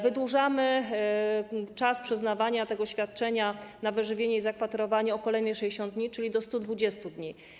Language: Polish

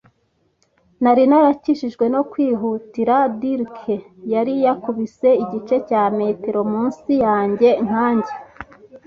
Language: Kinyarwanda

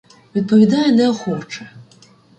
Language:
Ukrainian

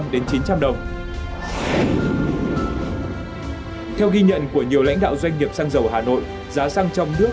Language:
Vietnamese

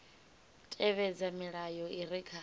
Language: Venda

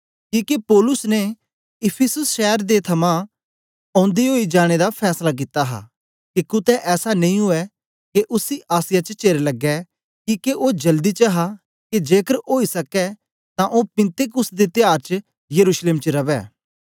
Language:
Dogri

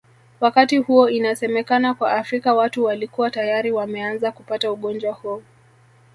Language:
Swahili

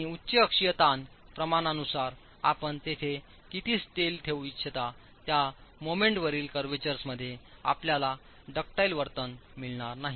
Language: Marathi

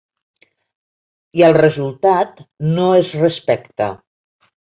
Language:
Catalan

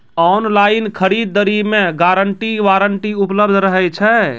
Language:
Maithili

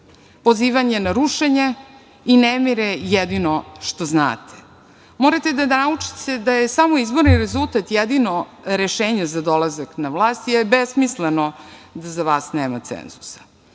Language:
Serbian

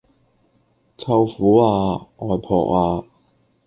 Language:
Cantonese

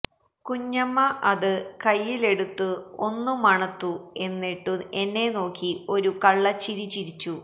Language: Malayalam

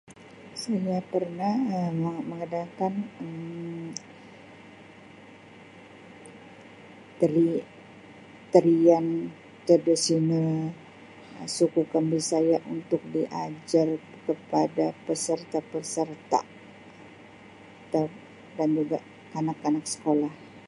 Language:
Sabah Malay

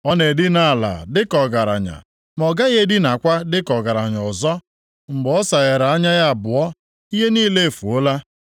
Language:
Igbo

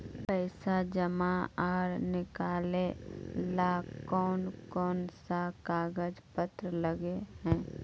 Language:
Magahi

